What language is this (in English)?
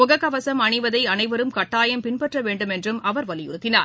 Tamil